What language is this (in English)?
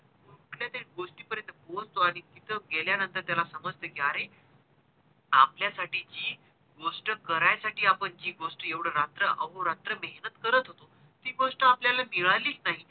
Marathi